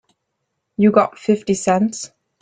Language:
English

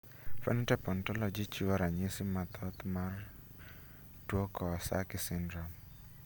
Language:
Luo (Kenya and Tanzania)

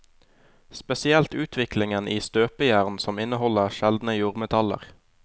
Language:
Norwegian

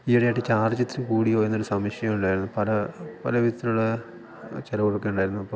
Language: Malayalam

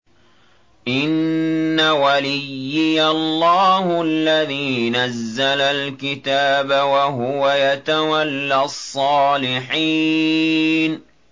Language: Arabic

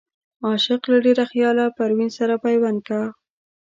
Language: Pashto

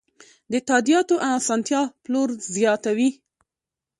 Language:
Pashto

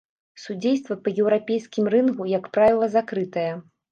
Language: Belarusian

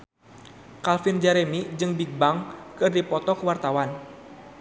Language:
Sundanese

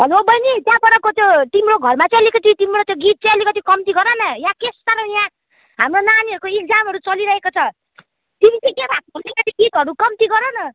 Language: Nepali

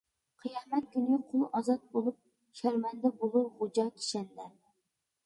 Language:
Uyghur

